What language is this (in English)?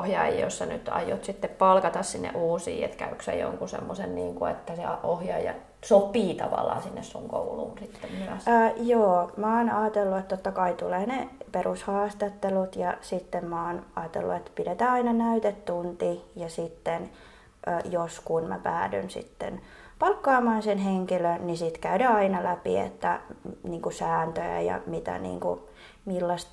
Finnish